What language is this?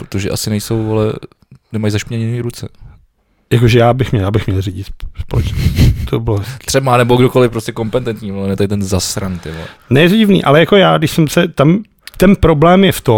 Czech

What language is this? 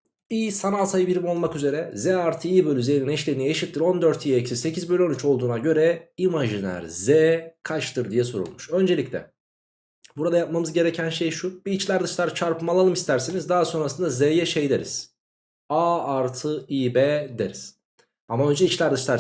Turkish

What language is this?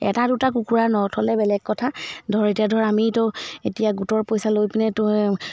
Assamese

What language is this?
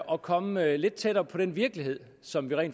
Danish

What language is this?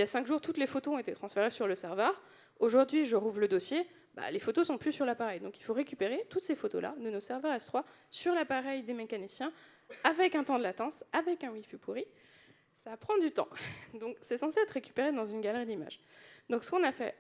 French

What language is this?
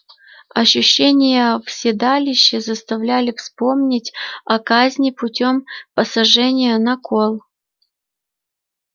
Russian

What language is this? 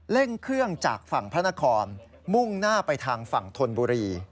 Thai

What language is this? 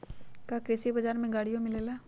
Magahi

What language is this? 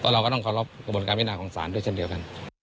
Thai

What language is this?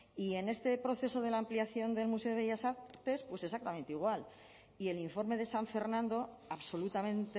Spanish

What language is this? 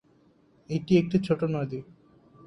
Bangla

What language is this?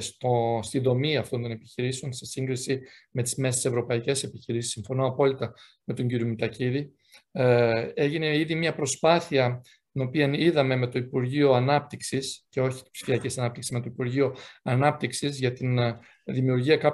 Greek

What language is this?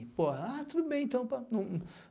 Portuguese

